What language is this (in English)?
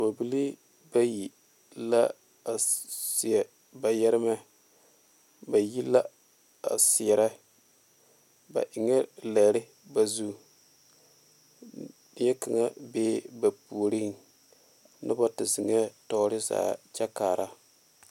Southern Dagaare